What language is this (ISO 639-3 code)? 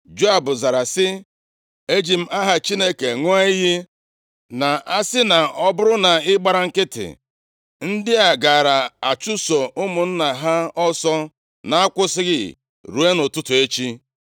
ibo